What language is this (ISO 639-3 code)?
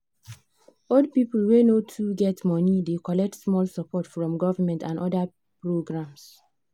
pcm